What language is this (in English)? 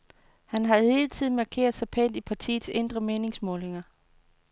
Danish